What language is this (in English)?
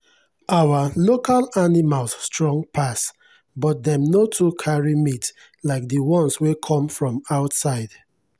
Nigerian Pidgin